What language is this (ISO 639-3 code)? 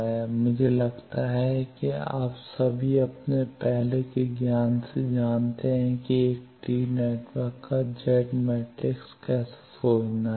hin